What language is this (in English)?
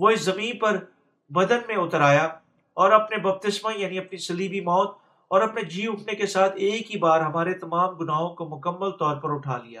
Urdu